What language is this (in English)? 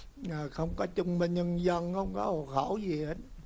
Vietnamese